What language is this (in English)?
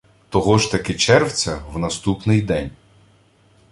Ukrainian